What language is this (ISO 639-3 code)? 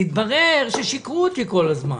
heb